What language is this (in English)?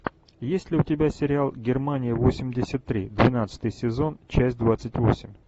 Russian